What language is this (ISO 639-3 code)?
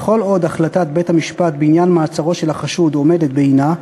heb